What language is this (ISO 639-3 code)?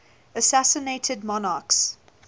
eng